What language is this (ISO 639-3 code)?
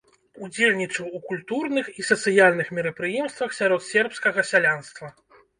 bel